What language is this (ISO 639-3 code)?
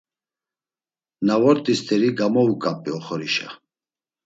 lzz